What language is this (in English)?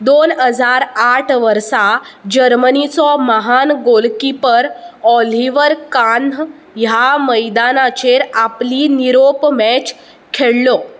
Konkani